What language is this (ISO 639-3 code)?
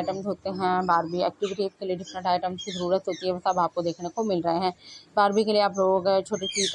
hin